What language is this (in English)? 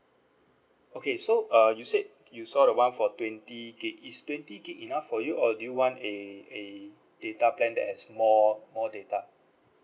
English